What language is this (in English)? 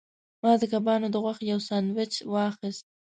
Pashto